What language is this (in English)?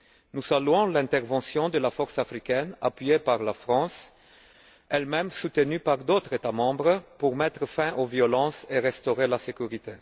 French